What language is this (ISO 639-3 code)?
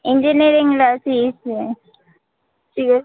tel